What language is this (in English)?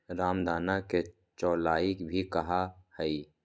Magahi